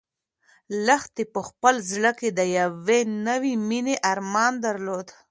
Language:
Pashto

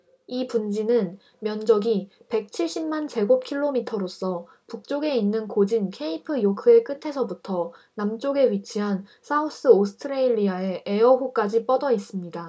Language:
Korean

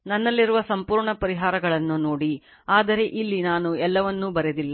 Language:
Kannada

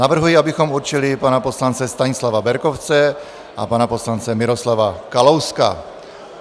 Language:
Czech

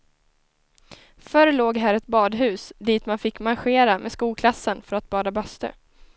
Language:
Swedish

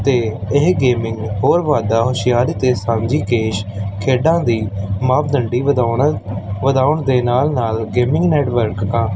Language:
Punjabi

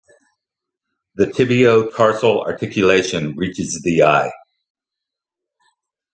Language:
English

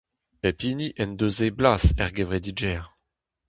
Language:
Breton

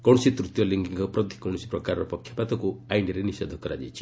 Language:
Odia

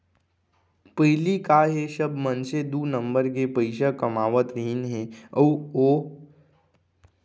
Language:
Chhattisgarhi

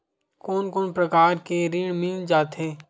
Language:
Chhattisgarhi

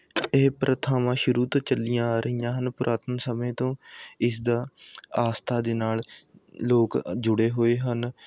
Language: Punjabi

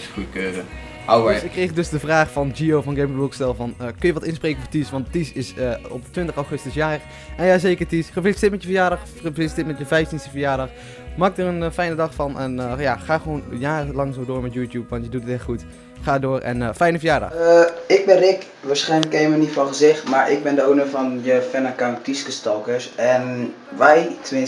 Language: Dutch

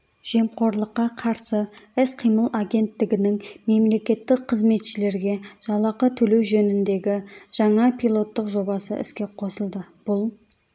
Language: Kazakh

